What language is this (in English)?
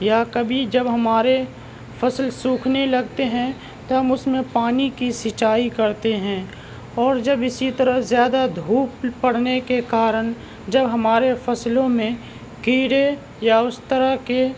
Urdu